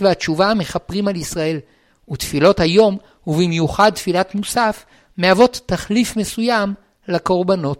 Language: Hebrew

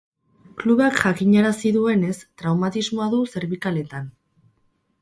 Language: Basque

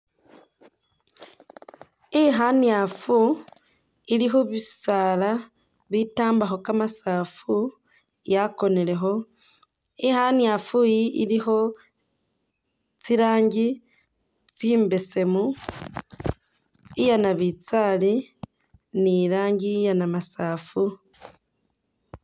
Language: Masaaba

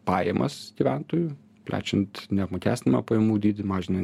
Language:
Lithuanian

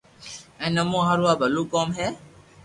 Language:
Loarki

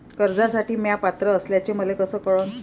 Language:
Marathi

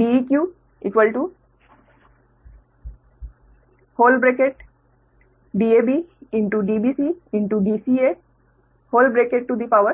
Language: Hindi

